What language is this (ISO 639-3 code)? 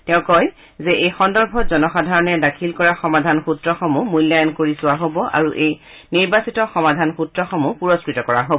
asm